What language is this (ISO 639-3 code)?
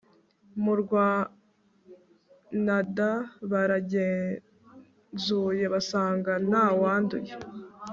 kin